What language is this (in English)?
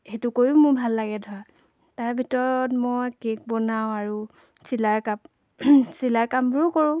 Assamese